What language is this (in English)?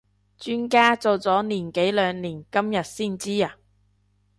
Cantonese